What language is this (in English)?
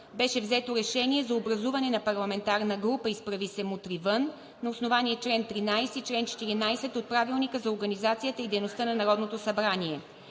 Bulgarian